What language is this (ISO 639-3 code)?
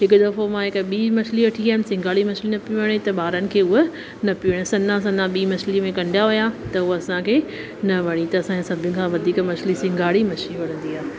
snd